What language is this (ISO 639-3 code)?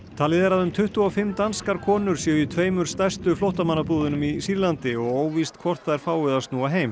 isl